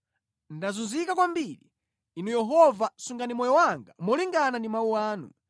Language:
Nyanja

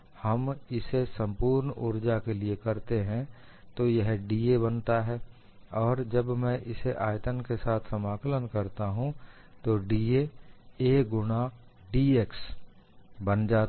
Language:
Hindi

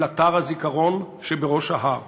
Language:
Hebrew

